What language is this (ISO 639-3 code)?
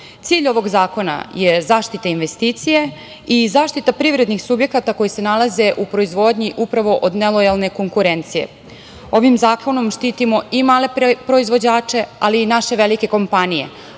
srp